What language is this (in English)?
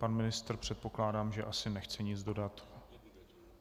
Czech